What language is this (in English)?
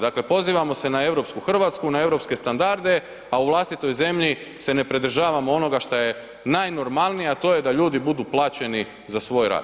Croatian